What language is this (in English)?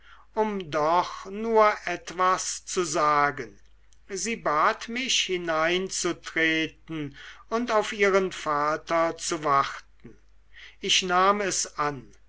German